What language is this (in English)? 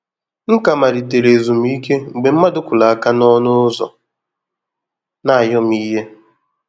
Igbo